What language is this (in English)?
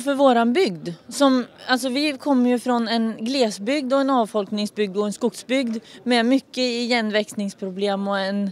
Swedish